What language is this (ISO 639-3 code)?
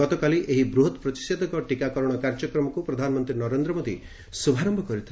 ori